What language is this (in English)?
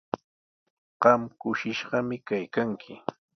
Sihuas Ancash Quechua